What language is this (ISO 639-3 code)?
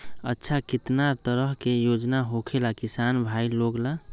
mag